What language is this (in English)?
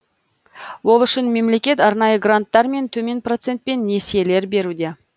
Kazakh